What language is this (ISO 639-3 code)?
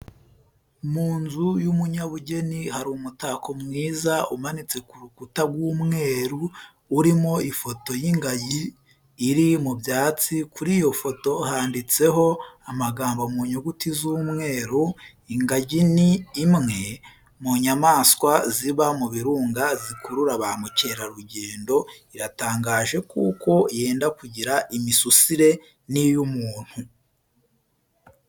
kin